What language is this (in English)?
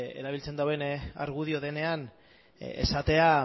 Basque